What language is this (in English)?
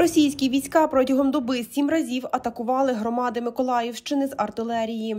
Ukrainian